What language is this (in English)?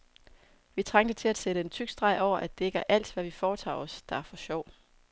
Danish